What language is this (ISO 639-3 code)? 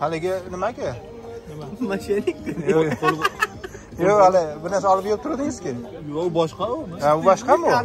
tur